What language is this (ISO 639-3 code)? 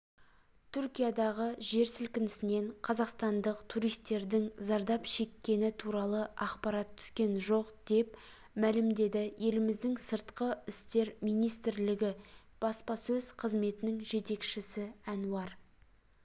kaz